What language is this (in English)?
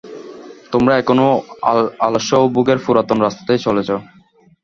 Bangla